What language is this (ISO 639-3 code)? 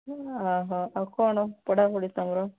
ori